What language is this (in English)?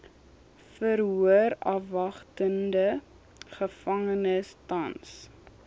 Afrikaans